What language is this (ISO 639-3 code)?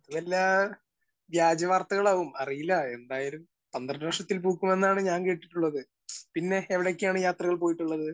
mal